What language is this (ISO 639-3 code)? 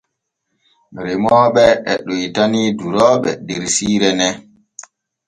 fue